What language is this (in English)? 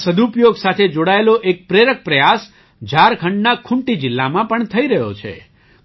Gujarati